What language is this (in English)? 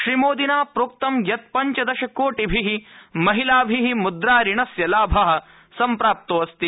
Sanskrit